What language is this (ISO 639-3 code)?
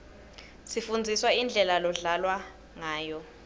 ssw